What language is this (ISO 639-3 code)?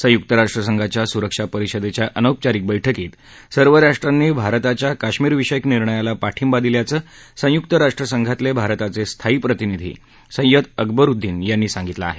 mar